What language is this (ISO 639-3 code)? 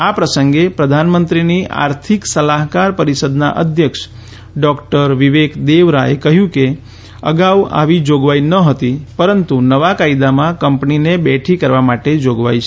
guj